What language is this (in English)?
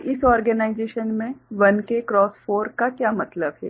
Hindi